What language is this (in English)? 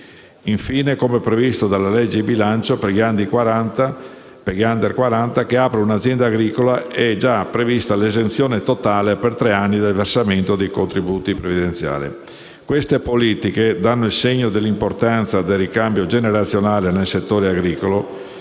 Italian